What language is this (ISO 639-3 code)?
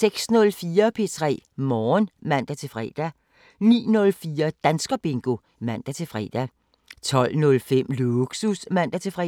dan